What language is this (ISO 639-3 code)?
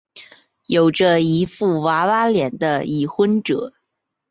zho